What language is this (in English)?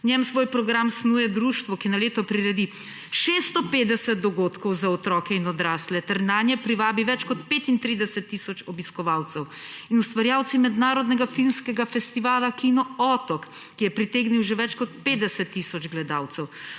Slovenian